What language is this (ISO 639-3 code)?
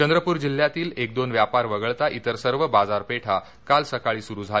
mar